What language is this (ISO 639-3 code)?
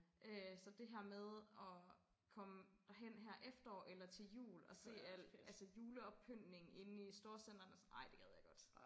dan